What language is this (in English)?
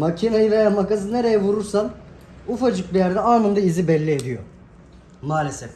Turkish